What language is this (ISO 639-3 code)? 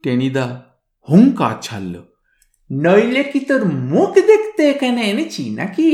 ben